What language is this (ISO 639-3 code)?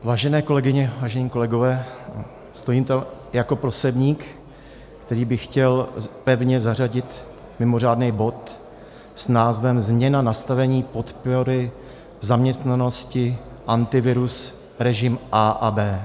ces